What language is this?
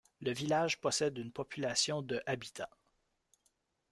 French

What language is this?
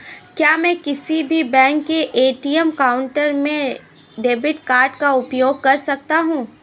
Hindi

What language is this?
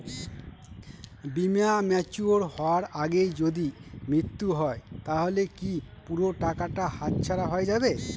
Bangla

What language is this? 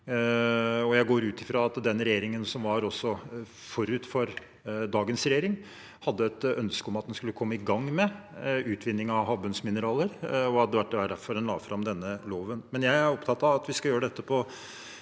Norwegian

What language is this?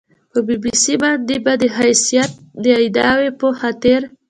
Pashto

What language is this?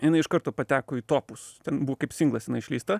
Lithuanian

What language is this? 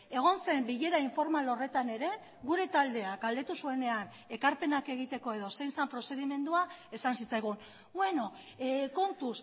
Basque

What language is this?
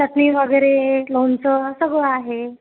Marathi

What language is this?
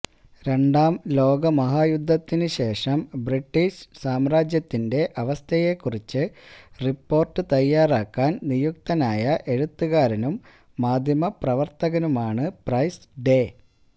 Malayalam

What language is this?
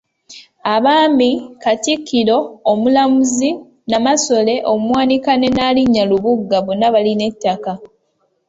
Ganda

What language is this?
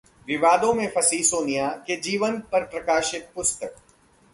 Hindi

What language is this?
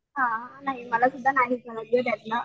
Marathi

